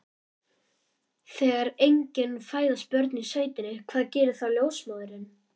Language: Icelandic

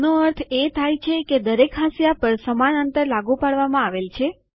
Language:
Gujarati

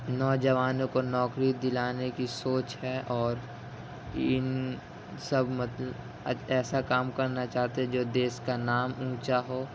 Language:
Urdu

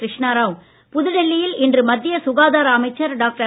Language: Tamil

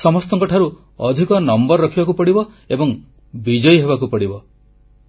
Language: Odia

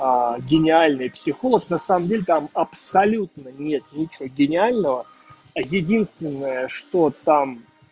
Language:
Russian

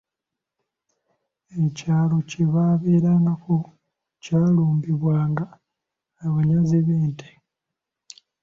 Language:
Ganda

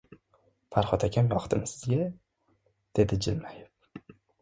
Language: Uzbek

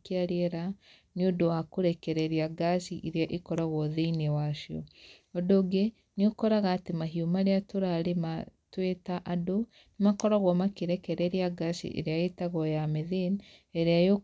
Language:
Kikuyu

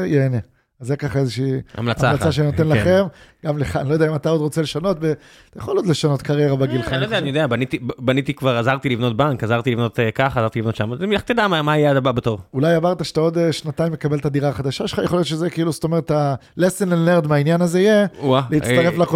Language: Hebrew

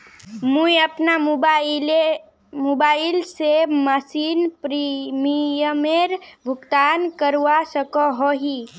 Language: Magahi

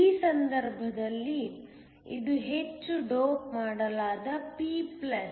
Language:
Kannada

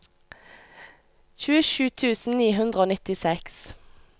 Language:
Norwegian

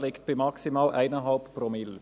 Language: Swiss German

